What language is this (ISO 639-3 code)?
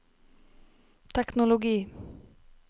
nor